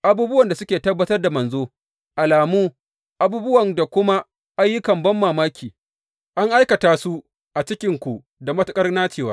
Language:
Hausa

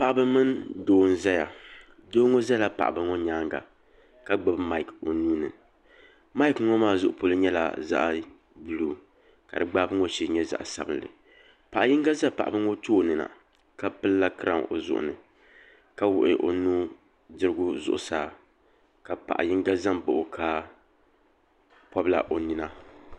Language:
Dagbani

